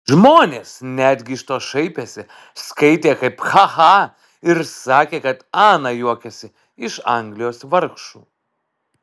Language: Lithuanian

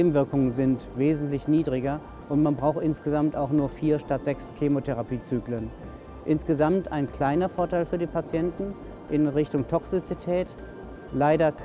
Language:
German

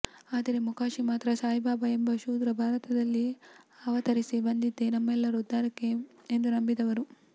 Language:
Kannada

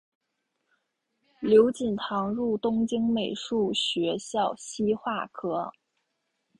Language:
Chinese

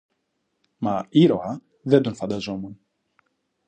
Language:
Greek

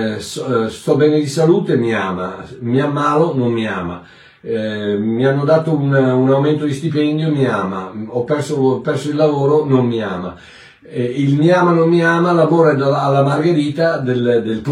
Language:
Italian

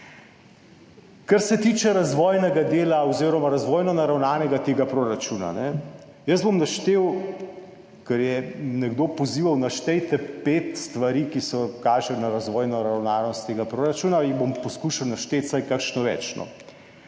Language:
Slovenian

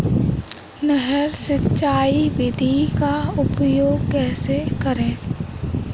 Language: Hindi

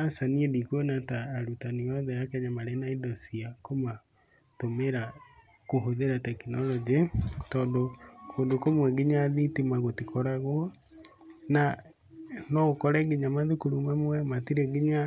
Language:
Kikuyu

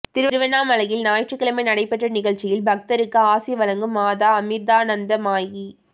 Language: Tamil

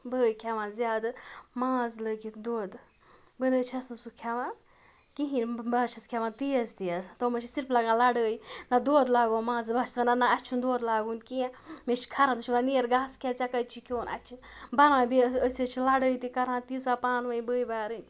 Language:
Kashmiri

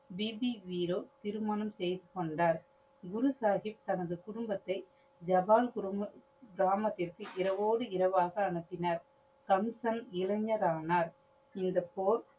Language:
Tamil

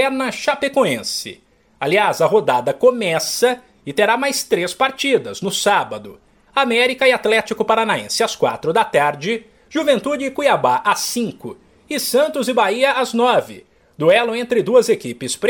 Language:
Portuguese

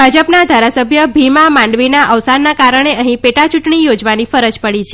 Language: Gujarati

